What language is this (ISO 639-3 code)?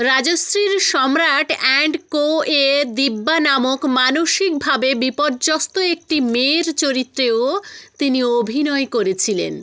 ben